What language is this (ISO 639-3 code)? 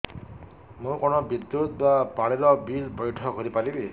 ori